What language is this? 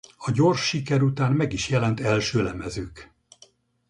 Hungarian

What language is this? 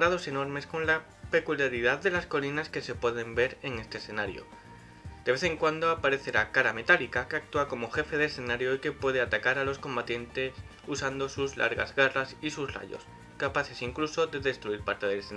Spanish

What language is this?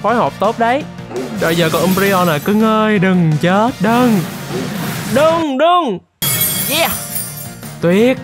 Vietnamese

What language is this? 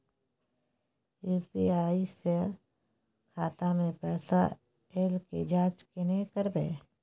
Maithili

